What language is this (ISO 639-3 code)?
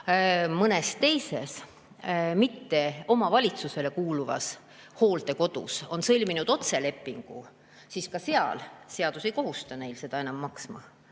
est